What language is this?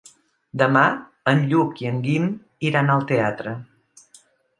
Catalan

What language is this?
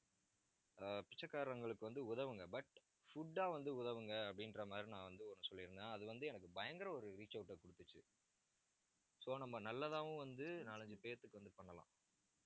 Tamil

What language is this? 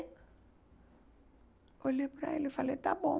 Portuguese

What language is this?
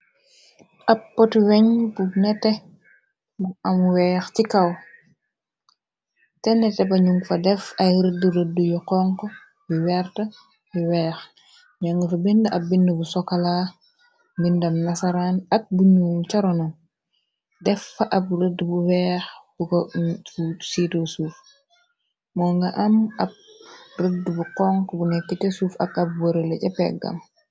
Wolof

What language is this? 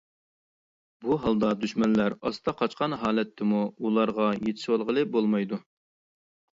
Uyghur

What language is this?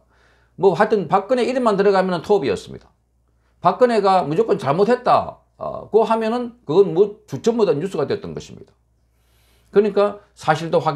Korean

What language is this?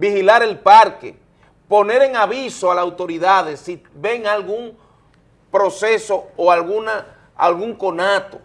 Spanish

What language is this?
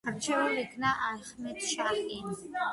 Georgian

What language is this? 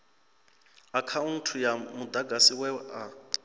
Venda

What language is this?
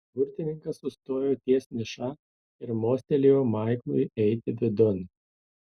Lithuanian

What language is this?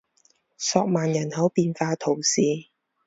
Chinese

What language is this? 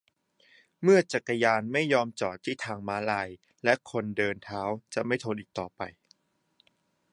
Thai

